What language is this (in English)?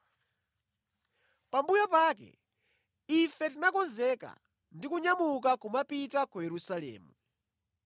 Nyanja